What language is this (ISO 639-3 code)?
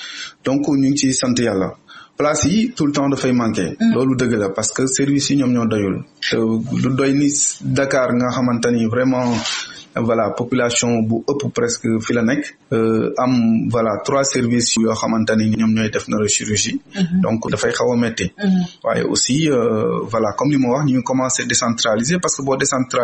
fra